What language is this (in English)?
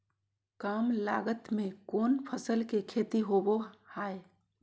Magahi